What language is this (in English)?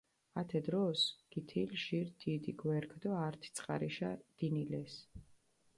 Mingrelian